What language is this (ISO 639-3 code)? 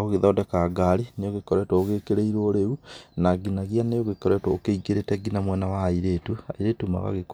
kik